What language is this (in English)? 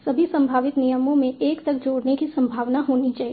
Hindi